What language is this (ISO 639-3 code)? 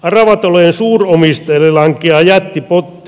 fin